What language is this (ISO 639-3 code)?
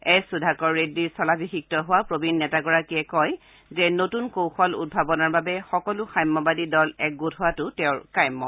asm